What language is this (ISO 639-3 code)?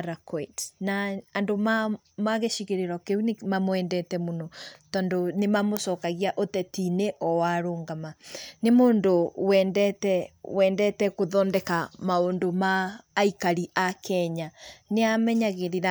kik